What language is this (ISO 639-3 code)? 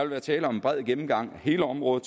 dan